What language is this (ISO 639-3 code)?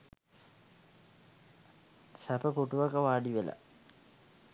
sin